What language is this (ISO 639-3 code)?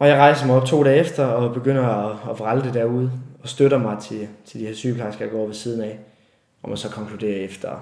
dan